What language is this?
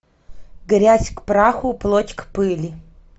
Russian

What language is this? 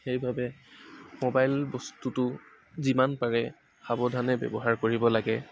Assamese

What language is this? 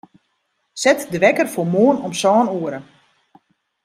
Western Frisian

